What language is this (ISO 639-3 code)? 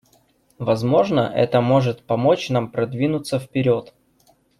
rus